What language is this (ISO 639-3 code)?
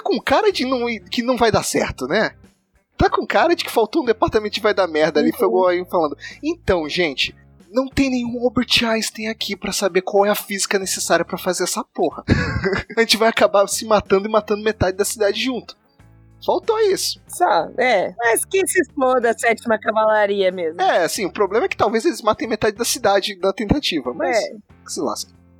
por